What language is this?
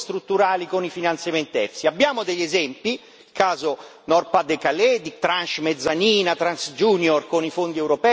Italian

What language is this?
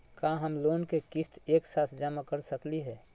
Magahi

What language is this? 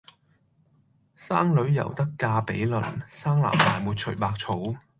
Cantonese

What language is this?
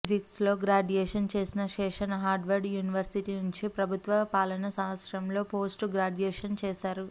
Telugu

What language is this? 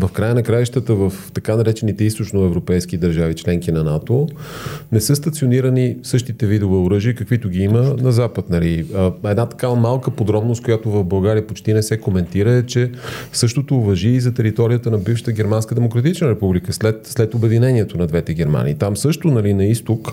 Bulgarian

